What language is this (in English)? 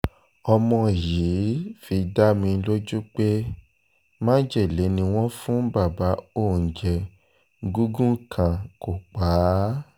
Yoruba